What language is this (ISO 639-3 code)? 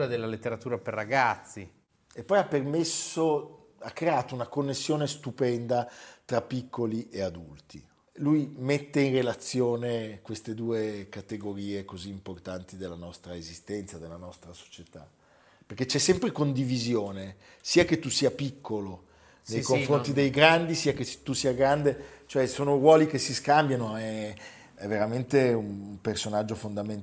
ita